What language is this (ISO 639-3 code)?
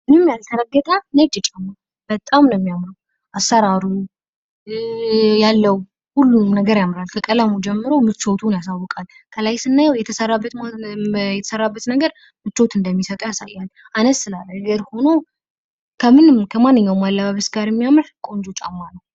amh